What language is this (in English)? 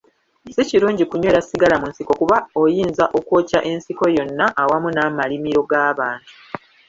Ganda